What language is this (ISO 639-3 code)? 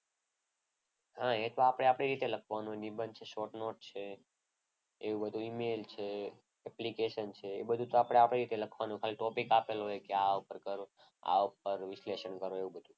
guj